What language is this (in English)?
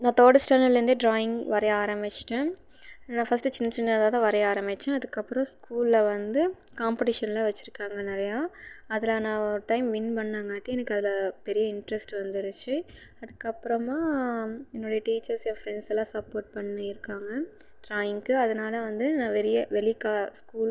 Tamil